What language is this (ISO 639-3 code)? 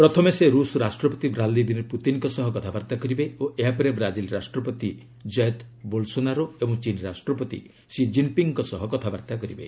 ori